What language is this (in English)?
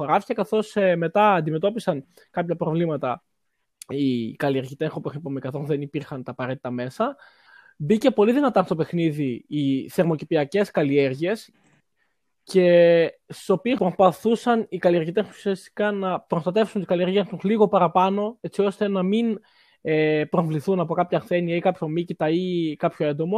Greek